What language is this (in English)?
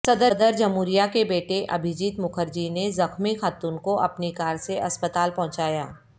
Urdu